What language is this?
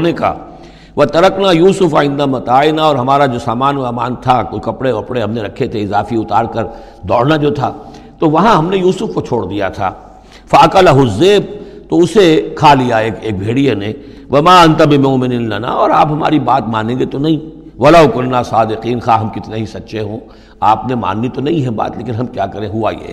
Urdu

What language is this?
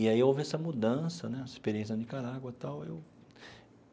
Portuguese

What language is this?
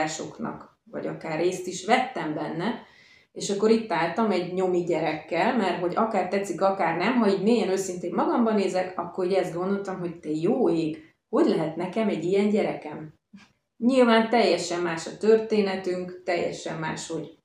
Hungarian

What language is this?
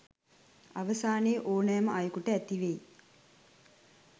Sinhala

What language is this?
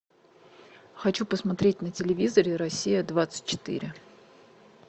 Russian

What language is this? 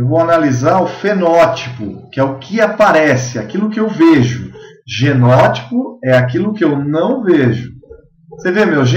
Portuguese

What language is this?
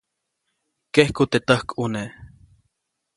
Copainalá Zoque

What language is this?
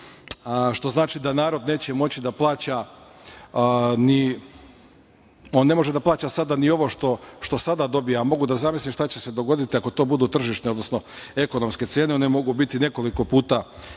Serbian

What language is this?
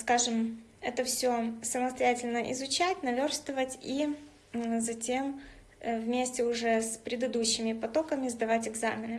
Russian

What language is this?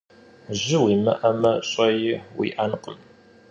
Kabardian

